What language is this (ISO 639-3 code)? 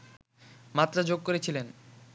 ben